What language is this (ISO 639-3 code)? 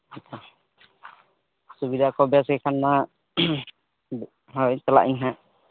sat